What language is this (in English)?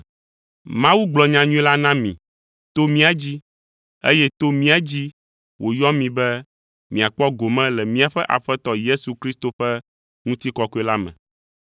Ewe